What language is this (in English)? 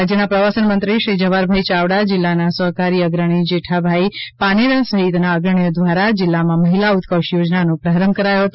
Gujarati